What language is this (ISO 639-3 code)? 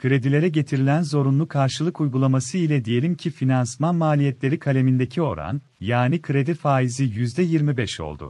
tur